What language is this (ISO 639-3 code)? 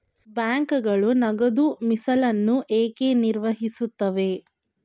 kan